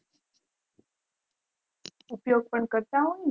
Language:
Gujarati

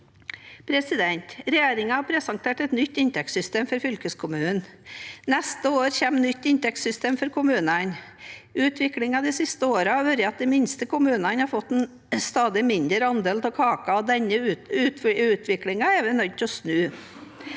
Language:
Norwegian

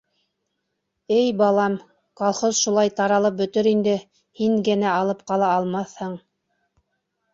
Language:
Bashkir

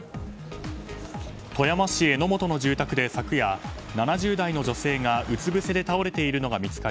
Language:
Japanese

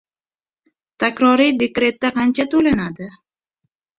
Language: Uzbek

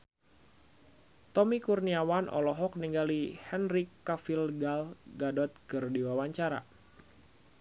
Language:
Sundanese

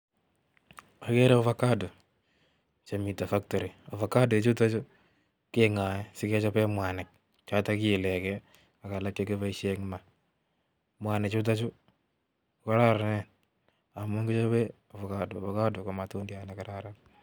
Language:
Kalenjin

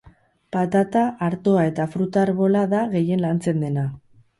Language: Basque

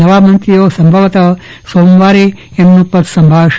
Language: Gujarati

